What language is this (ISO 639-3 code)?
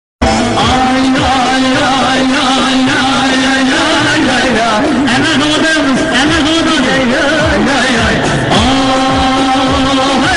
ara